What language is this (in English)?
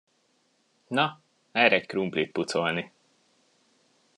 Hungarian